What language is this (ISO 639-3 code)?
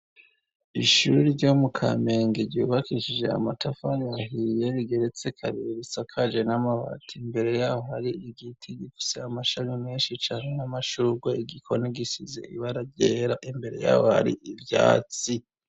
run